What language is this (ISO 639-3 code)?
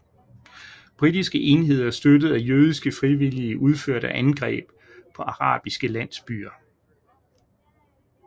dan